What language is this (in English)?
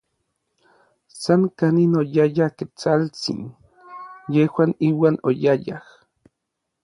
Orizaba Nahuatl